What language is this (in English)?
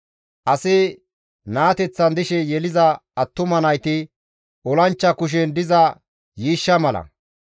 Gamo